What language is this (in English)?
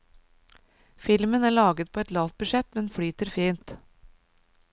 Norwegian